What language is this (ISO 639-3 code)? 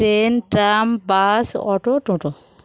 ben